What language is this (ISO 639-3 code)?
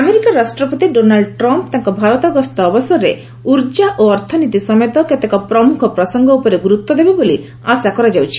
ori